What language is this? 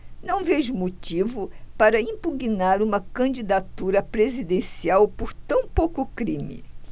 Portuguese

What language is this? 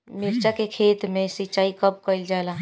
Bhojpuri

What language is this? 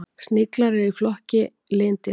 Icelandic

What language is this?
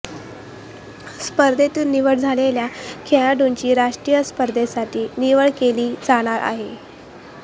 Marathi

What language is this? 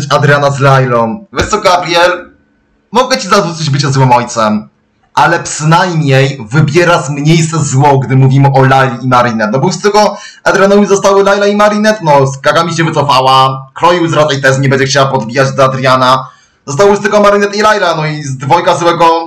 Polish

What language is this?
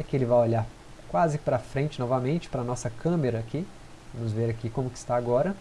Portuguese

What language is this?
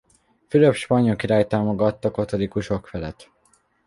Hungarian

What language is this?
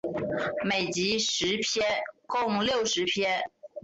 Chinese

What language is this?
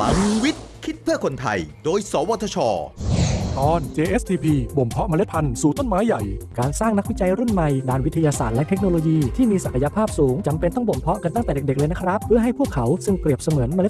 Thai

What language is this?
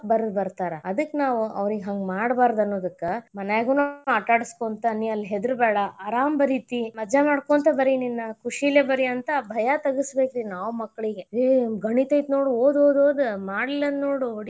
Kannada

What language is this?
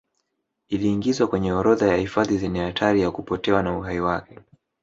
Swahili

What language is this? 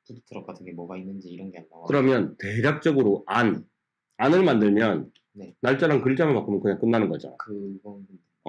Korean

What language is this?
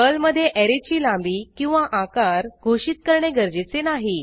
Marathi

